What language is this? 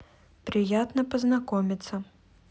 Russian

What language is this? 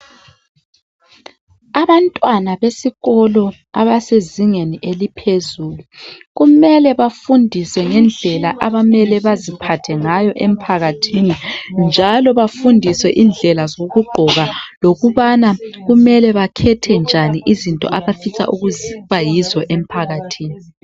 North Ndebele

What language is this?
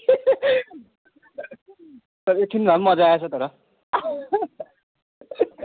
Nepali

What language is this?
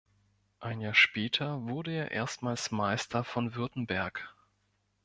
German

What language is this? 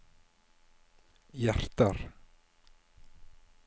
Norwegian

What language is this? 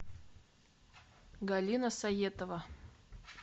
Russian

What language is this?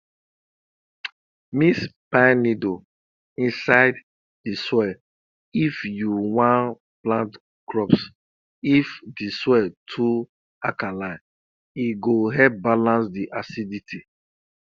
Nigerian Pidgin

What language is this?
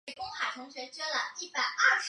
Chinese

